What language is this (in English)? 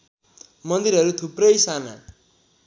Nepali